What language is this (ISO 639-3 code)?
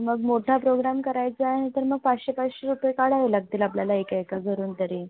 mar